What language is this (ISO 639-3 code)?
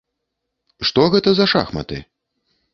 bel